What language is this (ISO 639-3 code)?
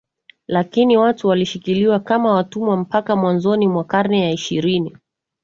swa